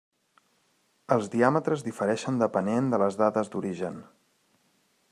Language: Catalan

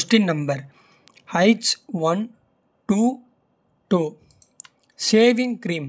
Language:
Kota (India)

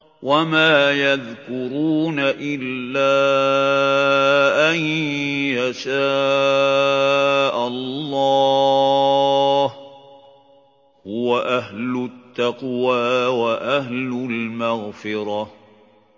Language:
Arabic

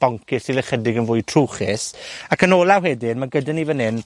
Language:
Welsh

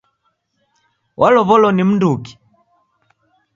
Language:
Taita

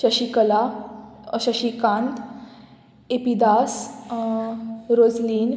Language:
Konkani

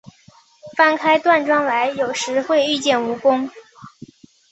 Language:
Chinese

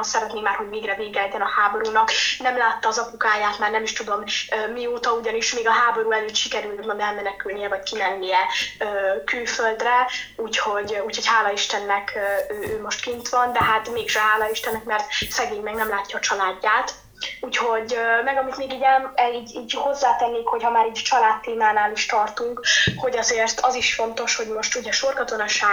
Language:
Hungarian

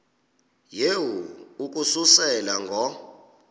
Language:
Xhosa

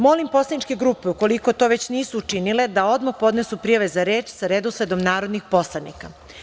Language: Serbian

